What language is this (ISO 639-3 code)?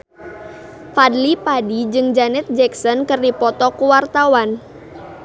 sun